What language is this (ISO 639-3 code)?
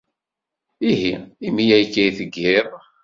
kab